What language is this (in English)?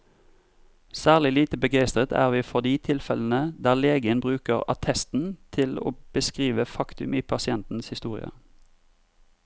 Norwegian